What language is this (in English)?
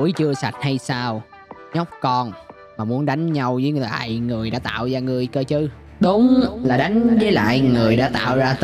Vietnamese